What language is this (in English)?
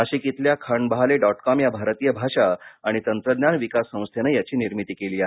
Marathi